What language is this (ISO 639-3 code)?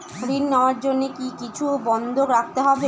ben